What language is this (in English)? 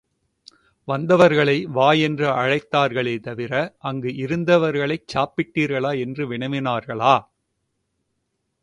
Tamil